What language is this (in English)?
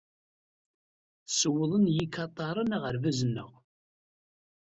Kabyle